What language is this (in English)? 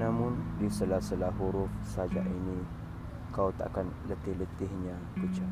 Malay